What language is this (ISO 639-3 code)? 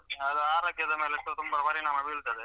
kan